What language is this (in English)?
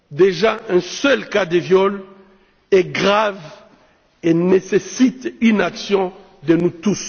French